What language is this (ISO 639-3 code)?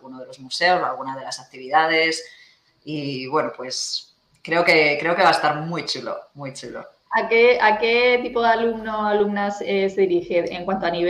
spa